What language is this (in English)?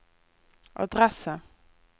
Norwegian